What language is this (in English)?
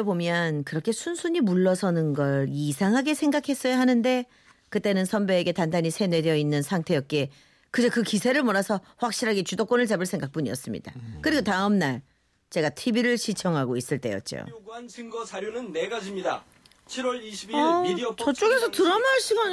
Korean